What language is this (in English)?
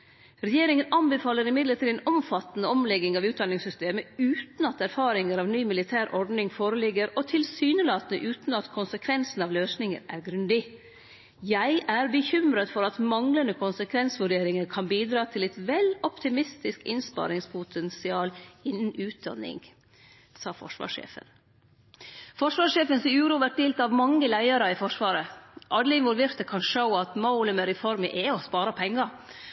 Norwegian Nynorsk